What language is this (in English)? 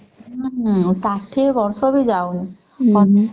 Odia